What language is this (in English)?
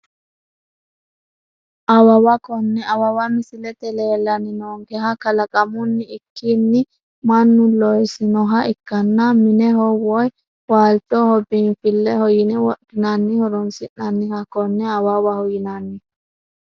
Sidamo